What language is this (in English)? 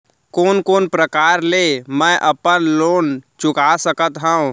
Chhattisgarhi